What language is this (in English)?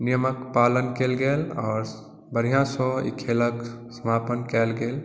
Maithili